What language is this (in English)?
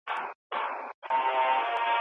Pashto